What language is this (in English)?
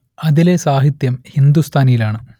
Malayalam